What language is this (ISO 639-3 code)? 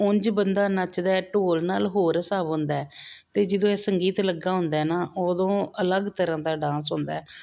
pan